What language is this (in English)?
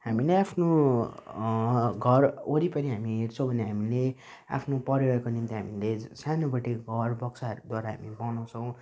Nepali